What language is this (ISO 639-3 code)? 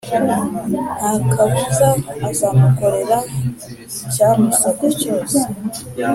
kin